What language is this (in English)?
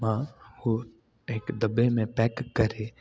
Sindhi